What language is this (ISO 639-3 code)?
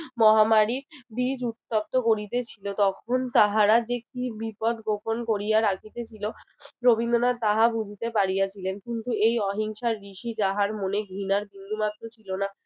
ben